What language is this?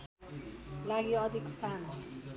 Nepali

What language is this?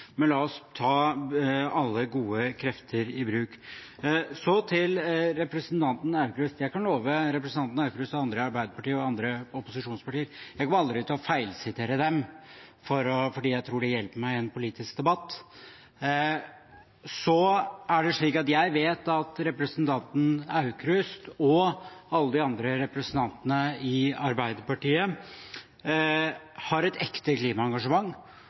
Norwegian Bokmål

